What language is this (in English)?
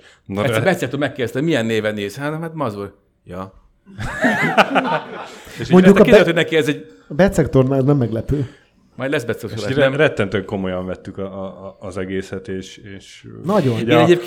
Hungarian